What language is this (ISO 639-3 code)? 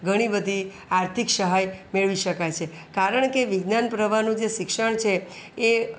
guj